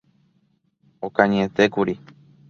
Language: Guarani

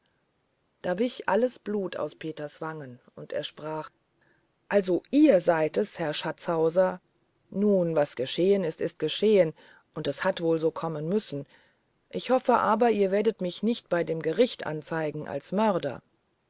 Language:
German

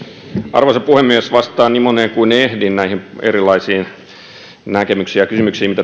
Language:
Finnish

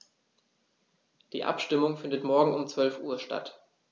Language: German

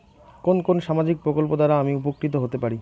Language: Bangla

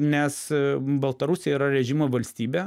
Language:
Lithuanian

